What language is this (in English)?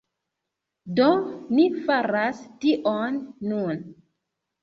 Esperanto